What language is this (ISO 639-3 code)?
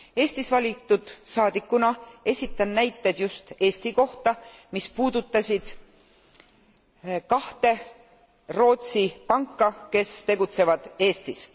est